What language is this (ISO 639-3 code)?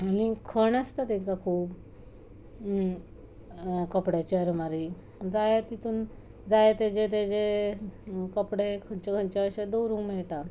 kok